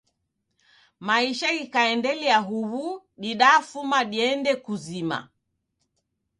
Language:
Taita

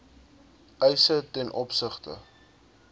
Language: Afrikaans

